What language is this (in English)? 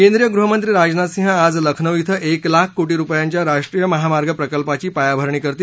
Marathi